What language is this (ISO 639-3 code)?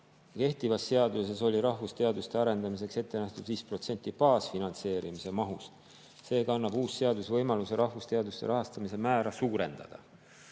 est